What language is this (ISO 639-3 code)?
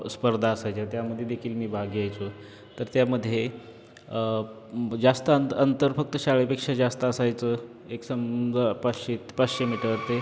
mar